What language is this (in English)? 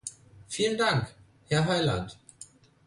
German